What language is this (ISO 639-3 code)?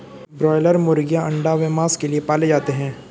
hin